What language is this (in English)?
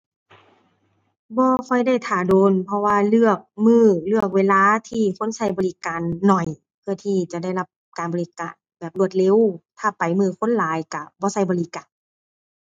Thai